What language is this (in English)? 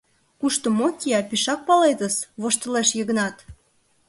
Mari